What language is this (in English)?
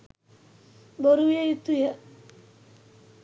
Sinhala